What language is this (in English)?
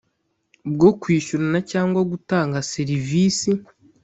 Kinyarwanda